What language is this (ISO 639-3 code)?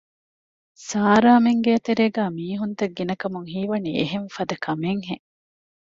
div